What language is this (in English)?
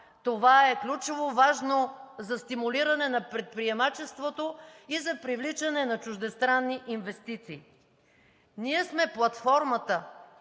Bulgarian